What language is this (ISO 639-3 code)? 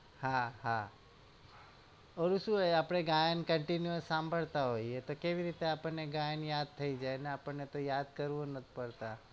guj